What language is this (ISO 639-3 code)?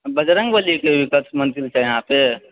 mai